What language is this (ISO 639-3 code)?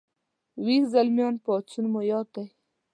pus